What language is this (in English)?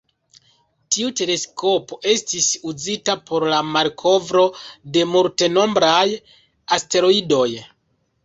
Esperanto